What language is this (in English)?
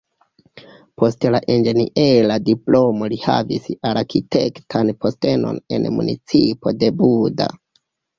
Esperanto